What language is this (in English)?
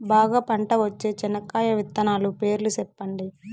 Telugu